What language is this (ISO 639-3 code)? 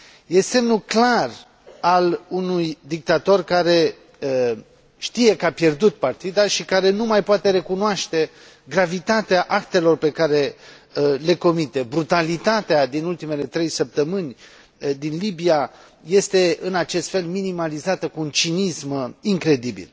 ron